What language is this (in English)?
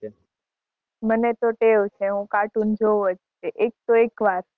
Gujarati